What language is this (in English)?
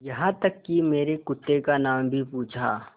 Hindi